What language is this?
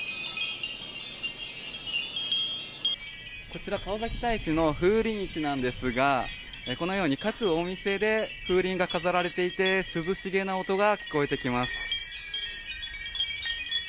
Japanese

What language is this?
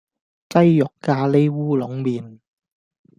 Cantonese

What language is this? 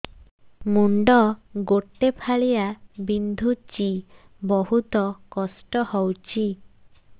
Odia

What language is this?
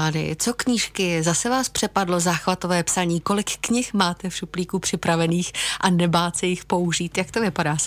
Czech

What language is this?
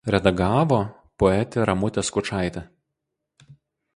Lithuanian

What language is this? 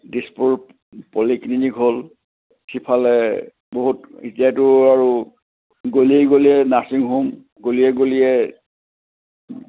Assamese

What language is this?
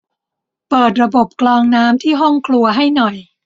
Thai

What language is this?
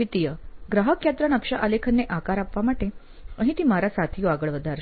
Gujarati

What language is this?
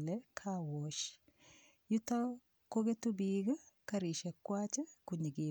Kalenjin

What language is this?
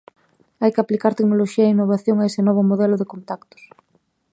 Galician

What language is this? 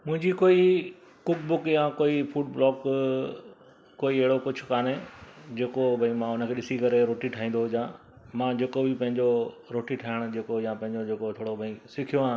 Sindhi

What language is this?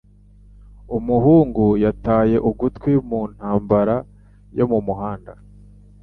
Kinyarwanda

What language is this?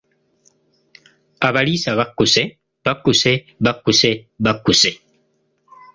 Ganda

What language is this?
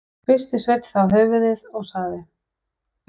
Icelandic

